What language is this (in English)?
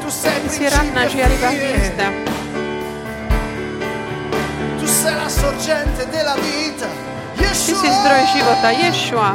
Slovak